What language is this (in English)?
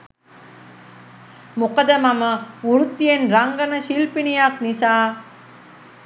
Sinhala